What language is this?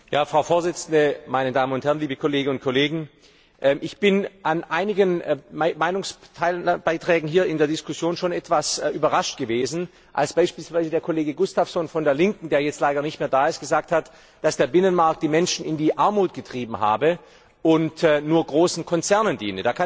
German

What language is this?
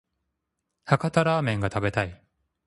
Japanese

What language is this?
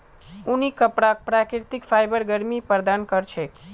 Magahi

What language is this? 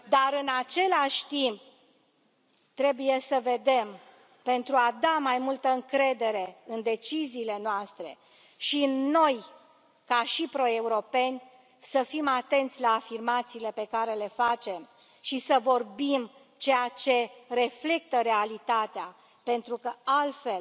Romanian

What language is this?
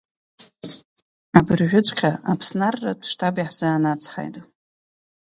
Abkhazian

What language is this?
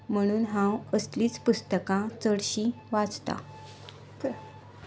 Konkani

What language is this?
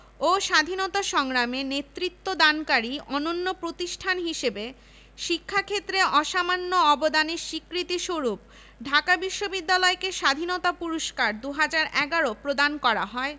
Bangla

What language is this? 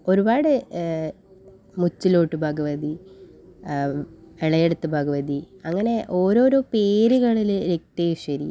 Malayalam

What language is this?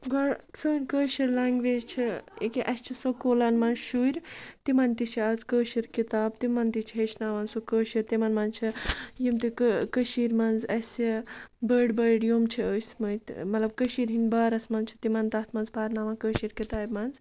Kashmiri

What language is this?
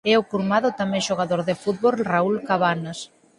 Galician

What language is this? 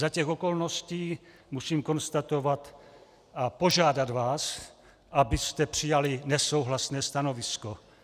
Czech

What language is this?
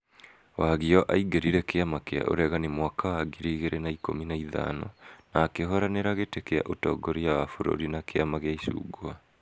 Kikuyu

